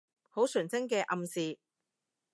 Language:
Cantonese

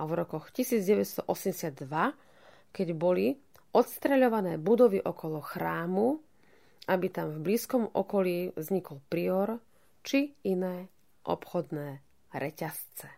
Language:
Slovak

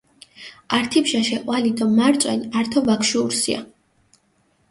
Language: Mingrelian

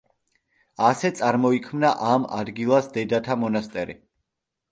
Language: Georgian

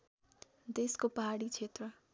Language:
Nepali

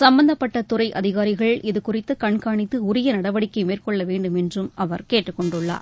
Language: Tamil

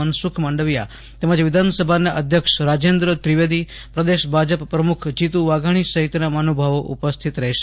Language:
Gujarati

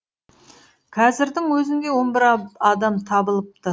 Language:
Kazakh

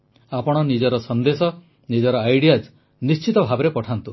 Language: Odia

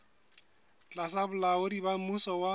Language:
Southern Sotho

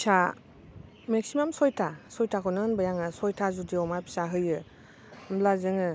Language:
Bodo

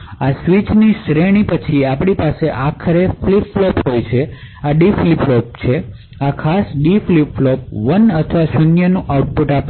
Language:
Gujarati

